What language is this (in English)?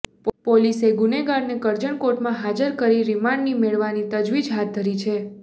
Gujarati